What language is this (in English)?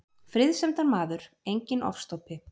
Icelandic